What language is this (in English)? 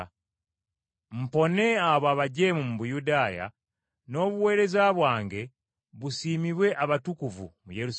Ganda